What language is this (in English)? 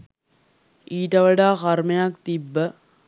Sinhala